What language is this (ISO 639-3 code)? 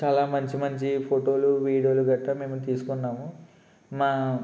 tel